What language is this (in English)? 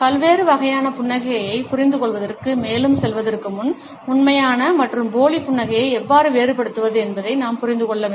Tamil